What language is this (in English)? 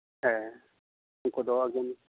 Santali